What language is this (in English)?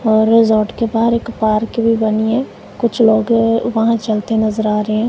Hindi